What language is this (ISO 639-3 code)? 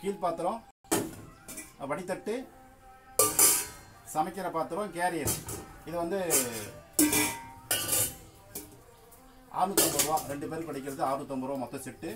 ara